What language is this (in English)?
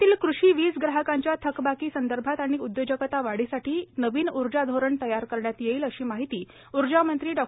Marathi